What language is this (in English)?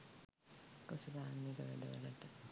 Sinhala